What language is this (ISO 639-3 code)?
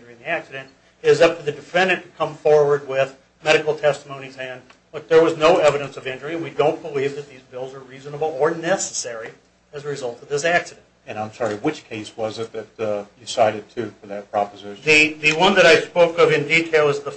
eng